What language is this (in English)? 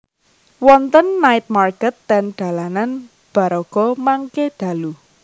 Javanese